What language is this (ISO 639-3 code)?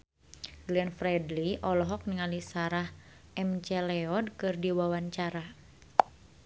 sun